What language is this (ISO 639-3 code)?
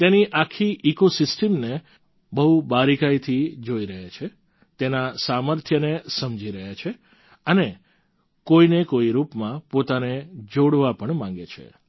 guj